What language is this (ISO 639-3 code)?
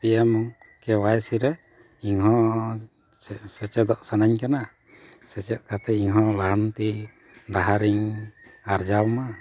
sat